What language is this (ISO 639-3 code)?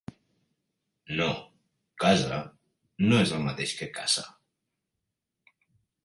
cat